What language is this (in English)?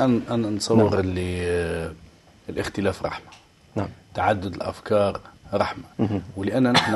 Arabic